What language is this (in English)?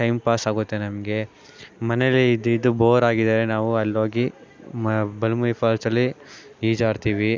Kannada